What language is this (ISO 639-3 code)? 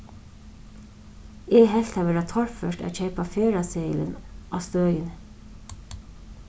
fao